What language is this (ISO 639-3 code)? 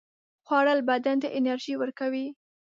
pus